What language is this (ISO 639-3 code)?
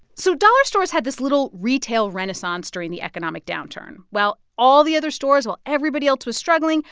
eng